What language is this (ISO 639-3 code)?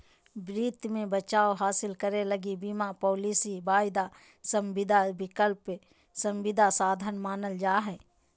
mag